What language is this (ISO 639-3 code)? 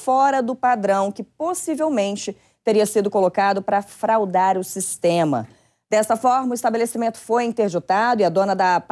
por